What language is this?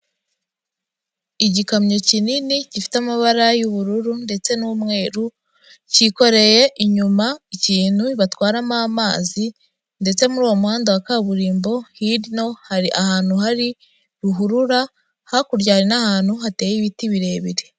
Kinyarwanda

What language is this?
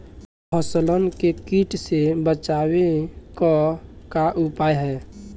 Bhojpuri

